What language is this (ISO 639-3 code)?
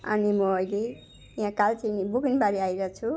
nep